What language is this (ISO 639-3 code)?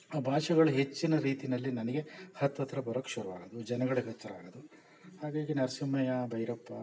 kan